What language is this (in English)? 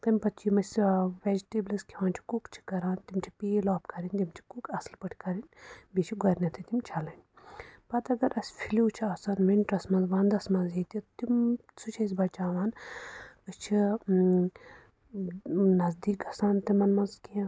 Kashmiri